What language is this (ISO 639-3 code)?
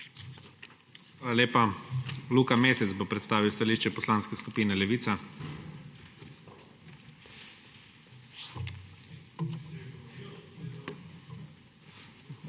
slv